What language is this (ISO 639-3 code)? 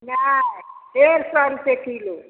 mai